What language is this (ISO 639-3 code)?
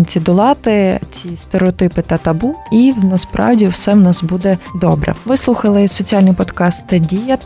ukr